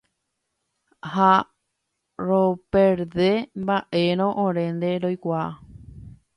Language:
Guarani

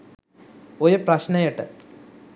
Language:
Sinhala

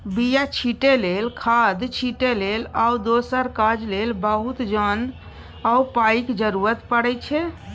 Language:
Maithili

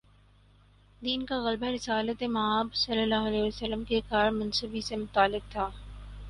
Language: Urdu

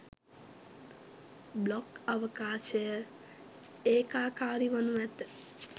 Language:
Sinhala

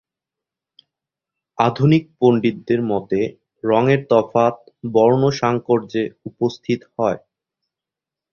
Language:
Bangla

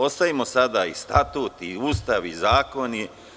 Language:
Serbian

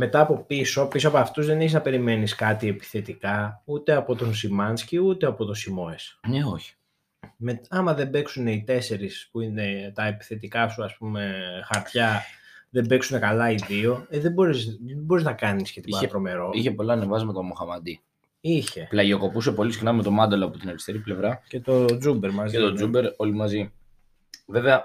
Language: Greek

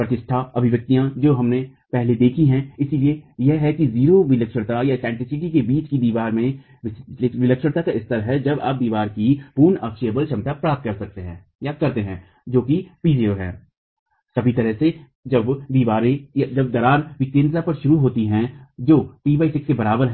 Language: Hindi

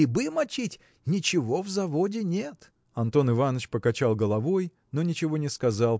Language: Russian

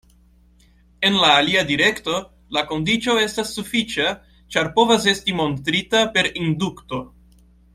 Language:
Esperanto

